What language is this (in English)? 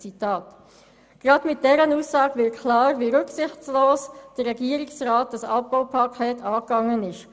Swiss German